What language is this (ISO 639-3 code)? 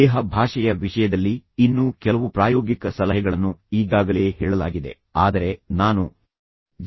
kan